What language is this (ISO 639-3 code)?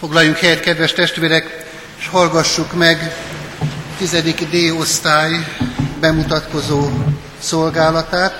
hun